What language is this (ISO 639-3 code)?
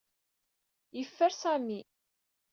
kab